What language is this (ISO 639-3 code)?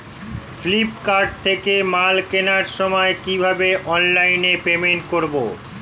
ben